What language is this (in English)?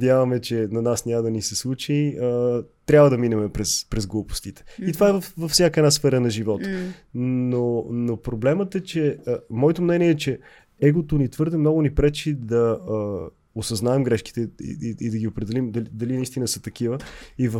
Bulgarian